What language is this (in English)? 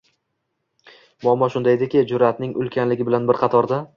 Uzbek